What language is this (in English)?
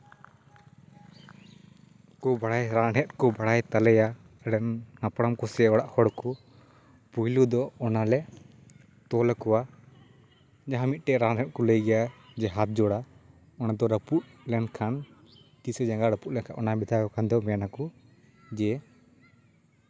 Santali